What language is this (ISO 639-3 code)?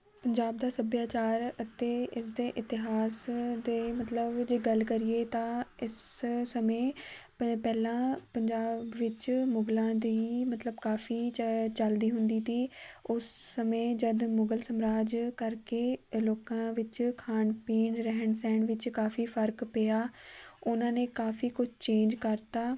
pan